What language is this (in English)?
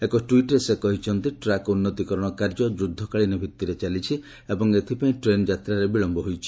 Odia